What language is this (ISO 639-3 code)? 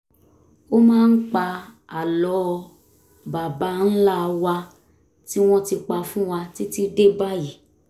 yor